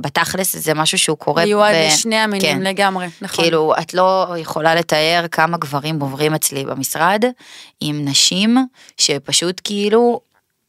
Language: Hebrew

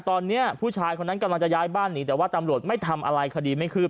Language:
Thai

